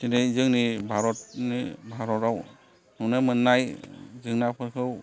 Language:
Bodo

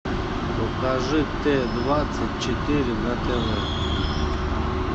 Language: Russian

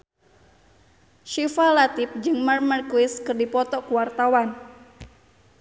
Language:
Sundanese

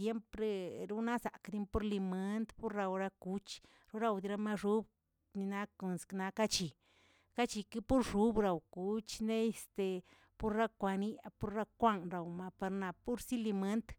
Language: Tilquiapan Zapotec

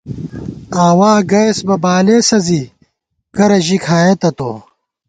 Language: Gawar-Bati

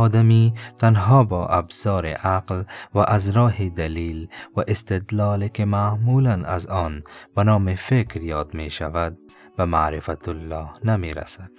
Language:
Persian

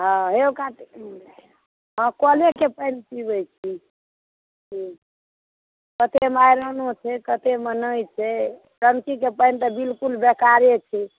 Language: Maithili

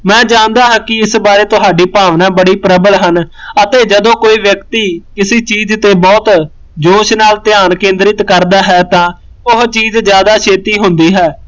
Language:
Punjabi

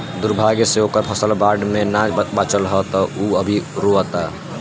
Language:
Bhojpuri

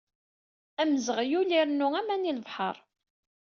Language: Kabyle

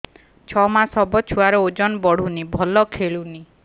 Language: Odia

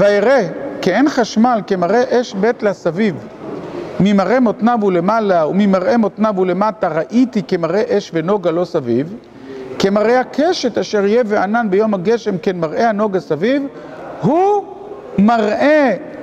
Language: Hebrew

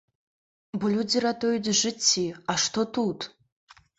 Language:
Belarusian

